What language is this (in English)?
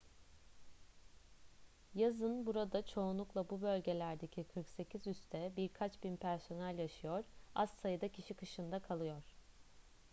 Turkish